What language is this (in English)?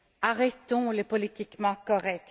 French